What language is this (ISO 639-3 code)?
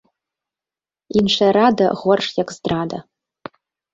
bel